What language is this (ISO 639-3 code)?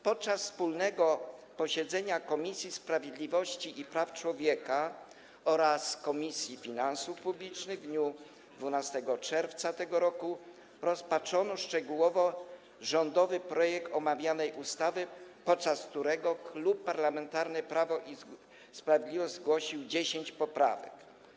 pol